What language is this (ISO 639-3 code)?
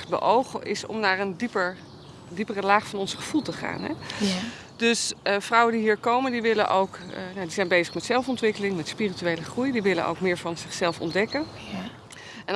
nld